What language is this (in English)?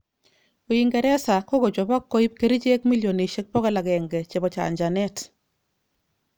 Kalenjin